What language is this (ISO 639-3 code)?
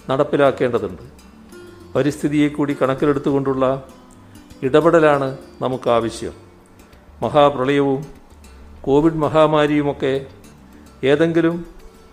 mal